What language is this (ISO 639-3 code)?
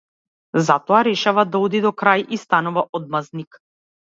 mkd